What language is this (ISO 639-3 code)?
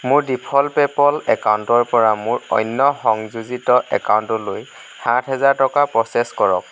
asm